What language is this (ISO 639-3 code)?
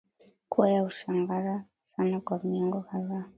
swa